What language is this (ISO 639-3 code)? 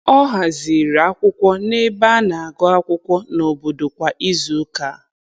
ibo